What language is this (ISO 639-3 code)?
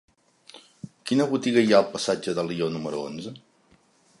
cat